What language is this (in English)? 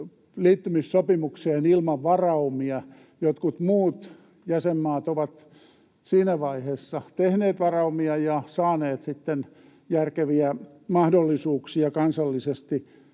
Finnish